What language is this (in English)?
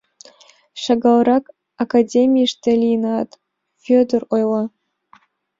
Mari